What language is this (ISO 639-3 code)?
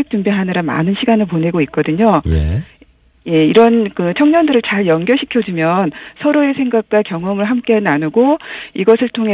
kor